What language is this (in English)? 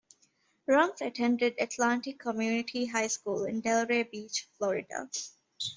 English